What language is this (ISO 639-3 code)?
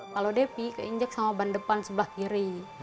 ind